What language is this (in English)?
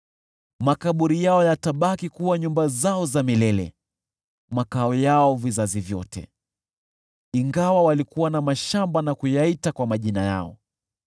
Swahili